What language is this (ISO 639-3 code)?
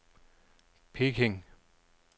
dan